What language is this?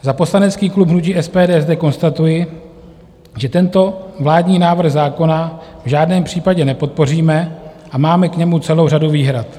Czech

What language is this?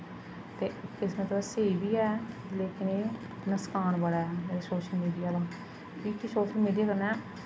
Dogri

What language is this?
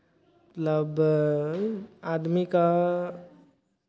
Maithili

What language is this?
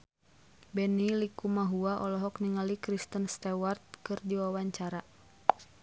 Sundanese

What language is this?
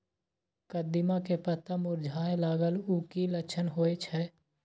Maithili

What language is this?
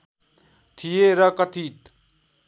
Nepali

